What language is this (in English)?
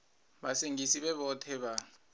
Venda